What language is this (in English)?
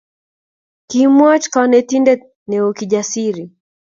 Kalenjin